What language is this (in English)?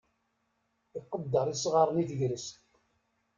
Kabyle